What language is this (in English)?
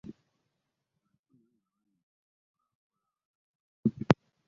Ganda